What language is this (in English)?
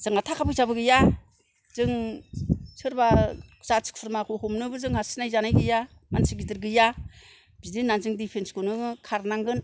Bodo